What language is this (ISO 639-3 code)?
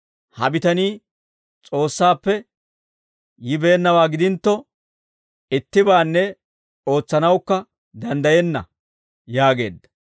dwr